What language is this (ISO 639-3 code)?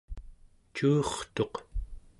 esu